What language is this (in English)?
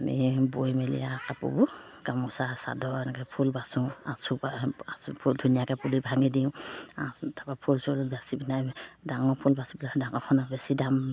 Assamese